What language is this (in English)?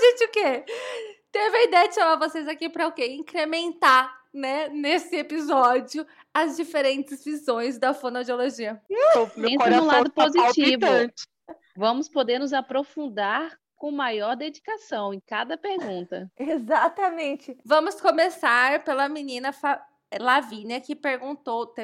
Portuguese